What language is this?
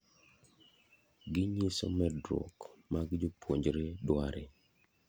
Luo (Kenya and Tanzania)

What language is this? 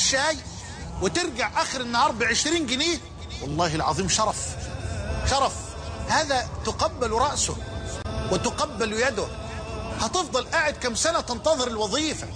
Arabic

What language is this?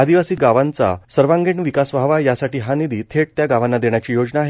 Marathi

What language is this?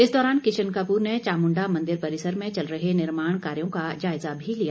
Hindi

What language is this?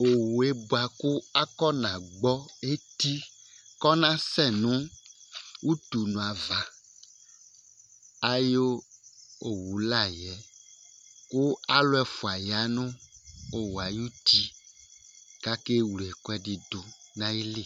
Ikposo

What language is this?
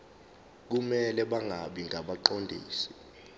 Zulu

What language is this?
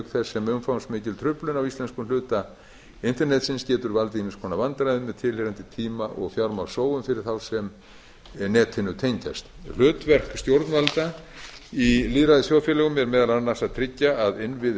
Icelandic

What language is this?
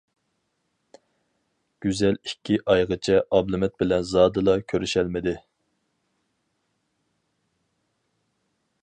Uyghur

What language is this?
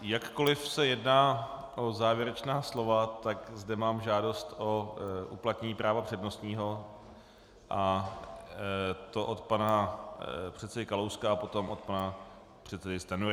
Czech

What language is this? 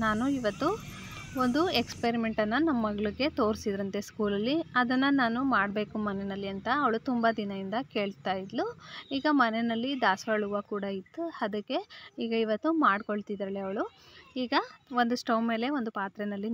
Romanian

